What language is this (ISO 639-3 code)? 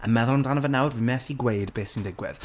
cym